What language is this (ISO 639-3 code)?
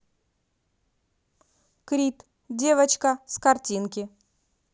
rus